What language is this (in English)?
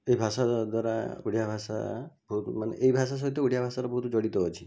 Odia